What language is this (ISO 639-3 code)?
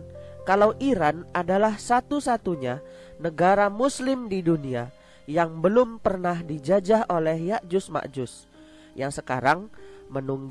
ind